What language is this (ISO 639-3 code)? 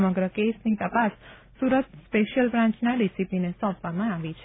guj